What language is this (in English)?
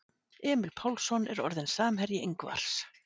Icelandic